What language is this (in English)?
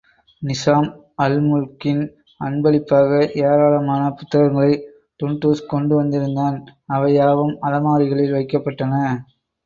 Tamil